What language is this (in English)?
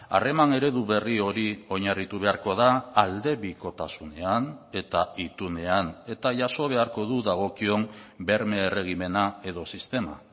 Basque